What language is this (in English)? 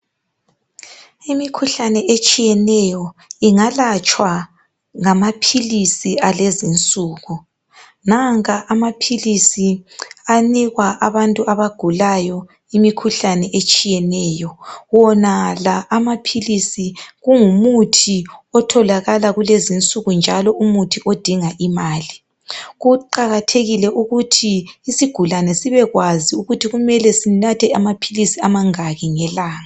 North Ndebele